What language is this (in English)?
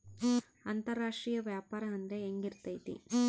Kannada